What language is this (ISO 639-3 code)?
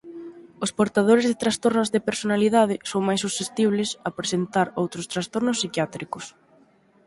glg